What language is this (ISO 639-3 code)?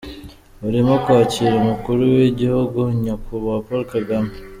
kin